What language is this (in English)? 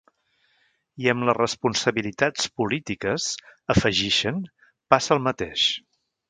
Catalan